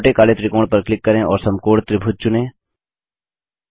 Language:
Hindi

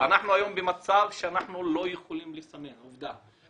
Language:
Hebrew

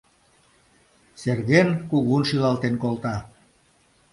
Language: Mari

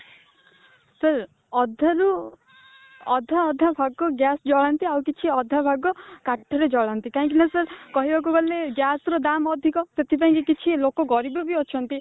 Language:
Odia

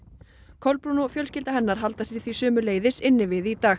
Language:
Icelandic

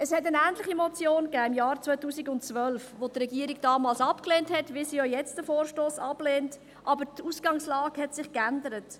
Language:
Swiss German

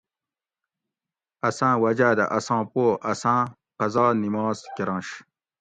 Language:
Gawri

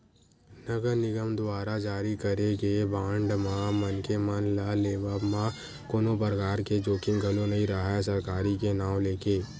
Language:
Chhattisgarhi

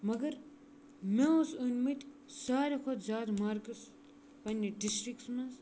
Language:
Kashmiri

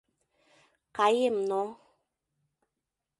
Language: Mari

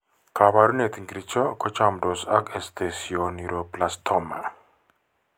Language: Kalenjin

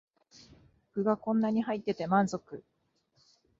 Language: Japanese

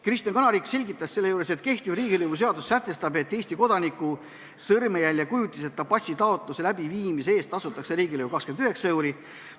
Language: Estonian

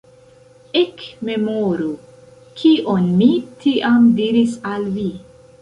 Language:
Esperanto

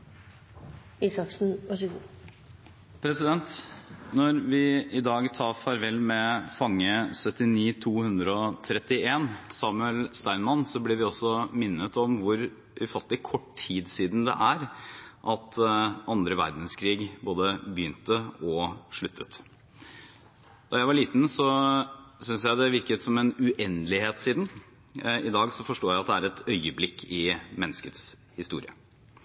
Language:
Norwegian Bokmål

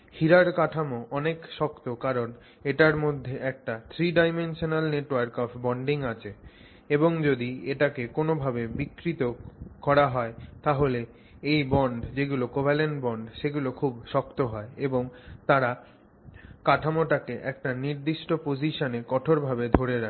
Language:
Bangla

